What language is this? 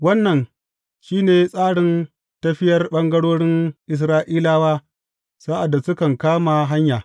Hausa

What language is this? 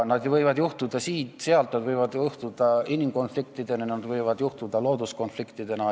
Estonian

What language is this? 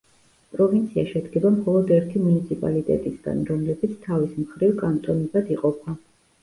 Georgian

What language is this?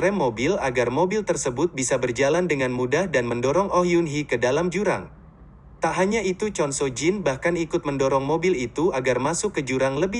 Indonesian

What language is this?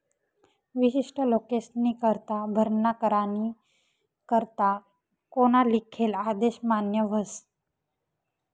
Marathi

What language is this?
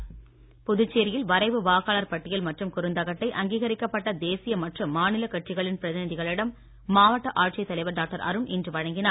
Tamil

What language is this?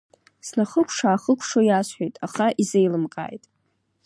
Abkhazian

